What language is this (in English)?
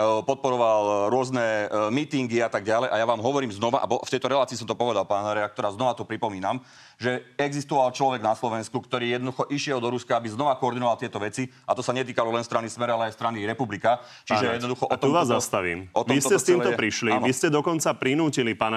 Slovak